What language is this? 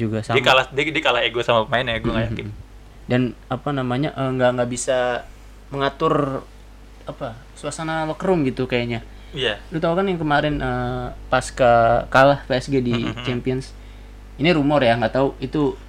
Indonesian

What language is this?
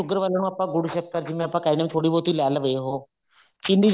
Punjabi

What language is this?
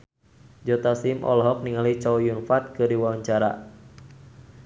Sundanese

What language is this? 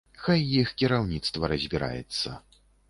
Belarusian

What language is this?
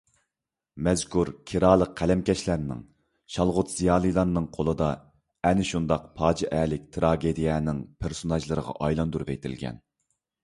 Uyghur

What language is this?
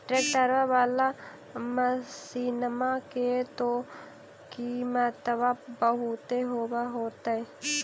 Magahi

